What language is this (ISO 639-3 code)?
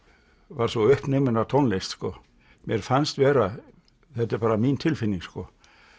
isl